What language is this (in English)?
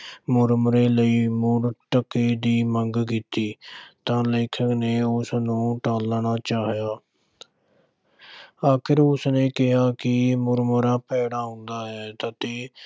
Punjabi